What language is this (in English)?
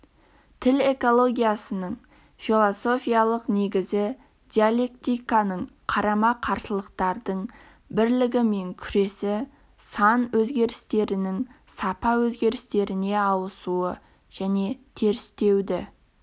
Kazakh